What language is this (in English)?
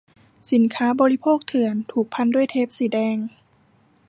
Thai